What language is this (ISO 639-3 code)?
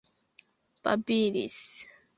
epo